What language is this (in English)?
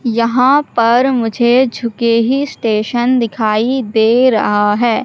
Hindi